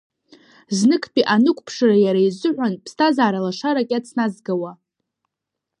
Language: Abkhazian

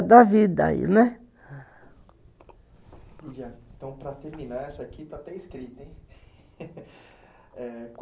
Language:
Portuguese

